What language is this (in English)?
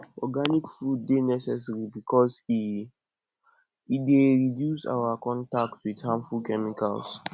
Nigerian Pidgin